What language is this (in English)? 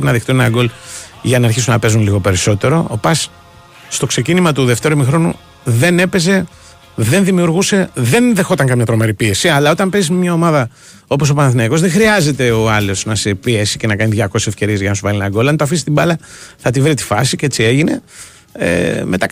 Greek